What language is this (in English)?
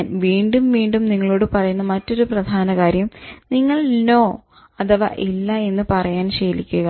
Malayalam